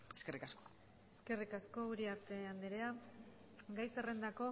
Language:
Basque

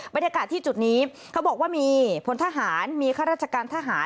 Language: Thai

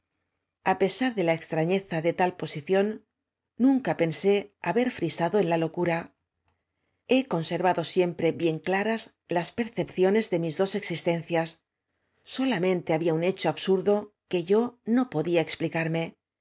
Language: Spanish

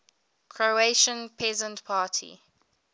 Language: English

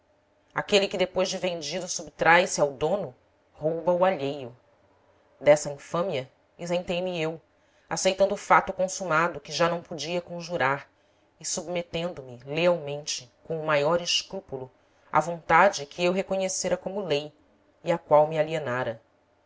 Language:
Portuguese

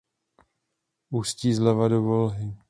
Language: Czech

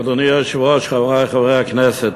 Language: Hebrew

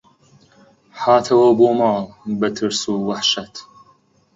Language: Central Kurdish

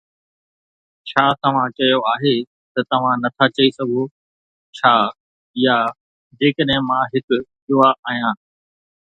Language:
Sindhi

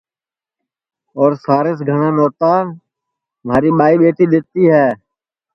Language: Sansi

